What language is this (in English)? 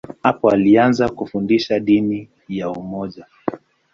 Swahili